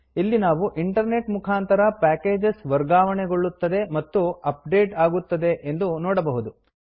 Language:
Kannada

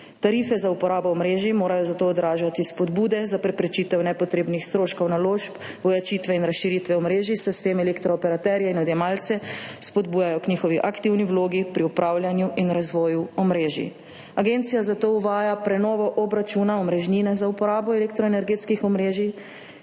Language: Slovenian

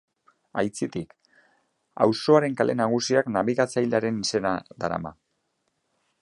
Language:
Basque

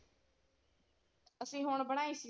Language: Punjabi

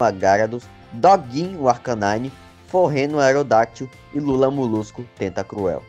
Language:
Portuguese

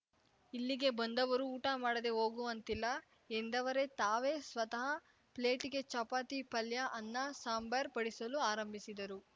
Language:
Kannada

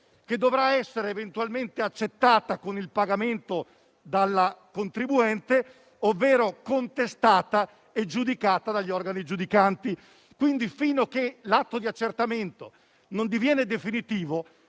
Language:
Italian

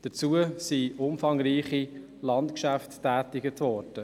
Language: Swiss German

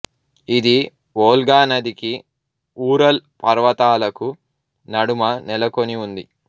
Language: Telugu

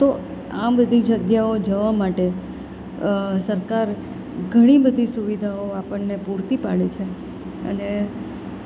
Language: Gujarati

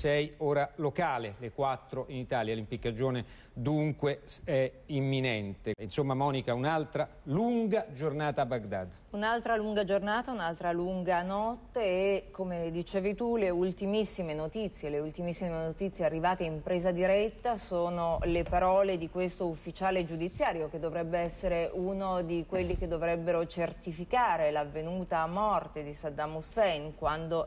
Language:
Italian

